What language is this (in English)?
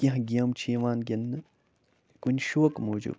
Kashmiri